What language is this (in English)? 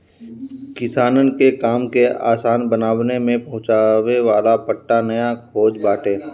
Bhojpuri